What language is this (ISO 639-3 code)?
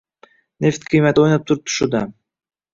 uzb